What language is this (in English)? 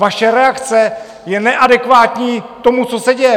Czech